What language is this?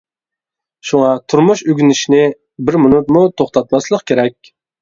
Uyghur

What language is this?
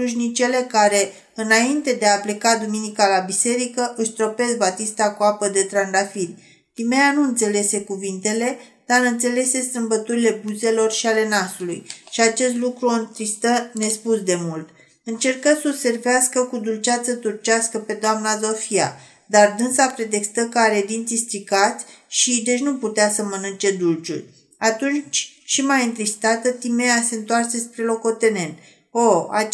Romanian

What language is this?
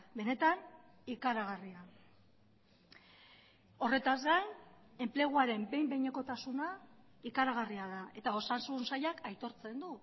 Basque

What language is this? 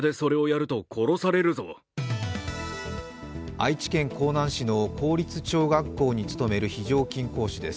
Japanese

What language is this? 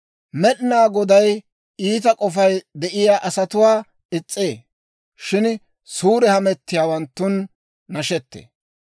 Dawro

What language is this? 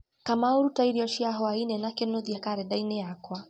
Kikuyu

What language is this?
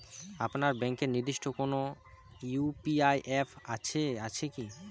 Bangla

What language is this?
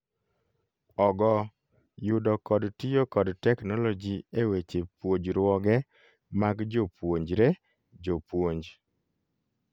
Luo (Kenya and Tanzania)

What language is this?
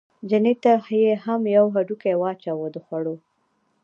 Pashto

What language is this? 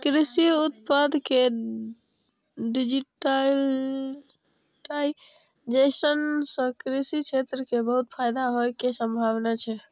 Maithili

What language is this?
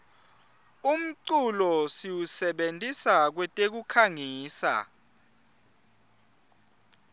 Swati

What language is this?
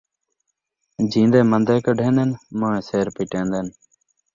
Saraiki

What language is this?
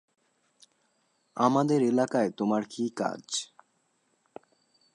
Bangla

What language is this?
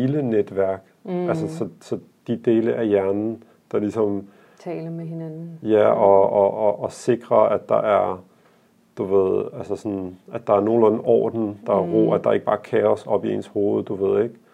Danish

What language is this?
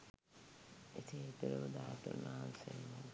Sinhala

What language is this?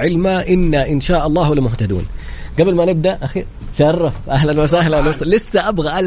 Arabic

